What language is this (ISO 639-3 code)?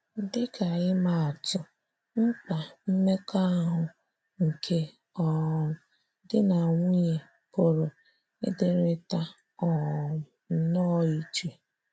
ibo